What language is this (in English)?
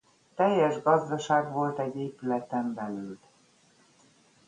Hungarian